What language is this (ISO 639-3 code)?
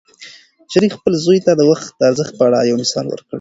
pus